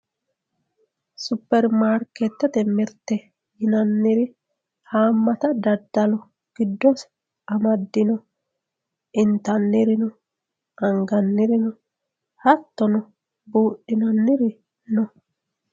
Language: Sidamo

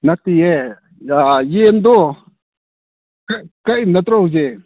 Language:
Manipuri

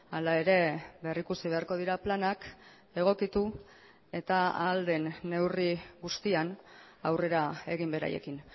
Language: Basque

